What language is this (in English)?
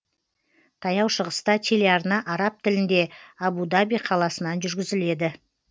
Kazakh